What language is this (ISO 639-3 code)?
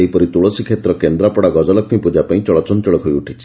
ori